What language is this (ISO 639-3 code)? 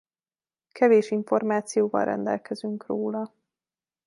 hun